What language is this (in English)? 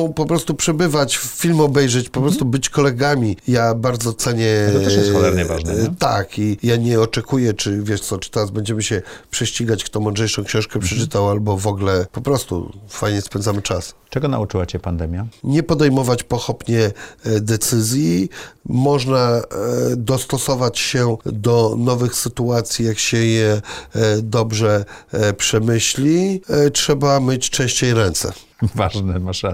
Polish